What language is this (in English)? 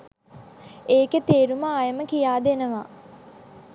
Sinhala